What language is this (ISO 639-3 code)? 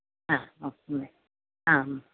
mal